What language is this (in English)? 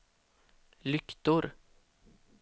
Swedish